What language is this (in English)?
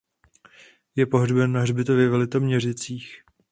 Czech